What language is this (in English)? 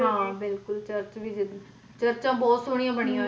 Punjabi